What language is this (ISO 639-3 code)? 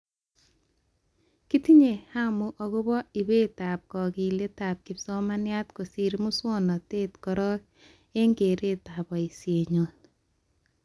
kln